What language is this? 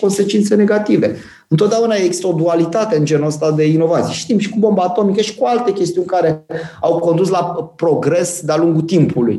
Romanian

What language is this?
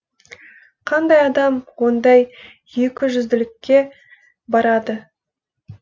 Kazakh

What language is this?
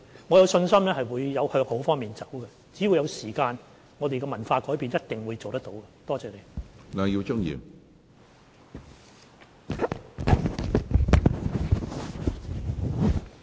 Cantonese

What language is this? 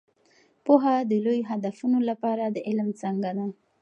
Pashto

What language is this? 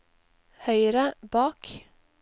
Norwegian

